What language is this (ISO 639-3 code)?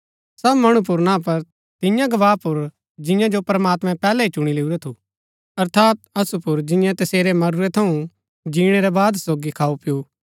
gbk